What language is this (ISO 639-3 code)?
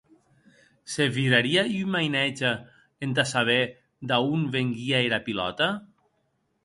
oci